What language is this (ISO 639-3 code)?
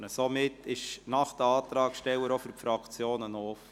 gsw